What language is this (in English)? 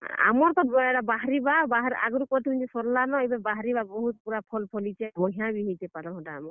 Odia